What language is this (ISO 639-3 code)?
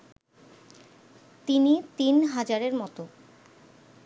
ben